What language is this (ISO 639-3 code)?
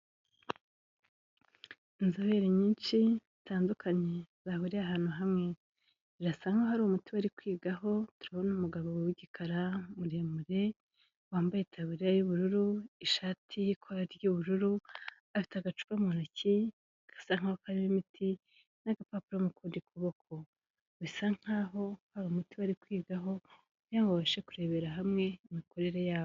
kin